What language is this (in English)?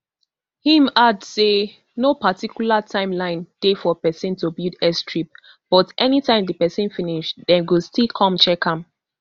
Nigerian Pidgin